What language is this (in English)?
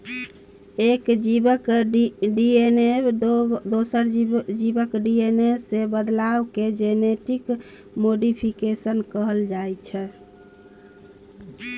Maithili